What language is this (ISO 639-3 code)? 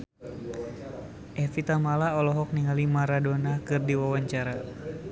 sun